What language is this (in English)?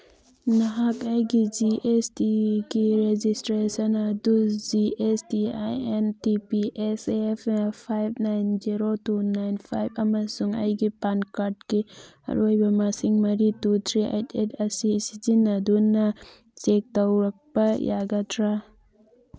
Manipuri